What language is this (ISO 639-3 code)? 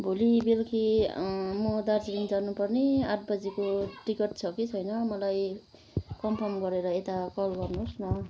nep